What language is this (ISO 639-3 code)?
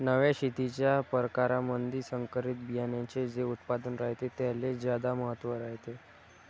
mar